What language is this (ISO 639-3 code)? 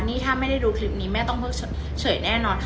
tha